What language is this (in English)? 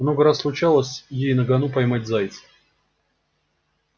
Russian